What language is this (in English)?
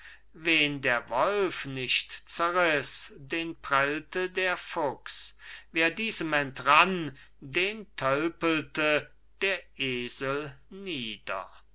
German